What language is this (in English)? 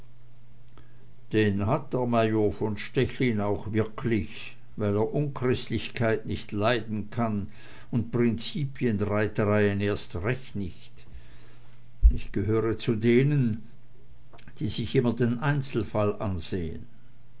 German